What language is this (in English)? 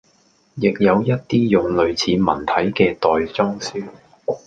Cantonese